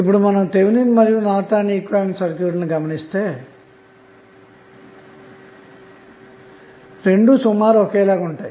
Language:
Telugu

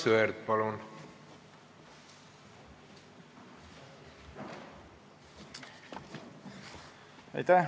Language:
Estonian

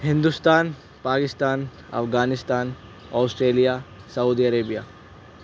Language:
Urdu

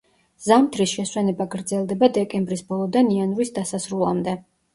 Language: Georgian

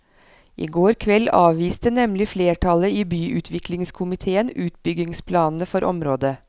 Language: Norwegian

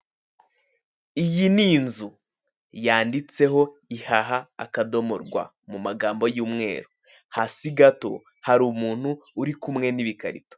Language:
Kinyarwanda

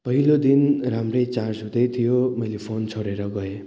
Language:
Nepali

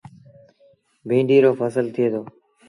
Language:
Sindhi Bhil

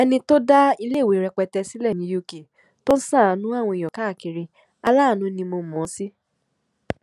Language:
Yoruba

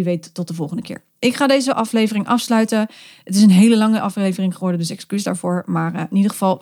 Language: Dutch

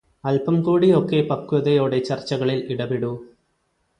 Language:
Malayalam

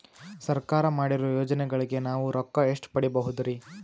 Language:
Kannada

